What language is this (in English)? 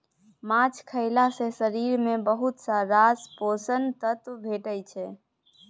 Maithili